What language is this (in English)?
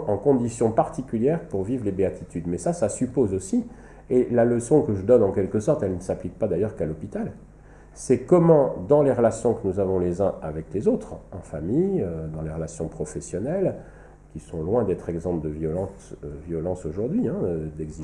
French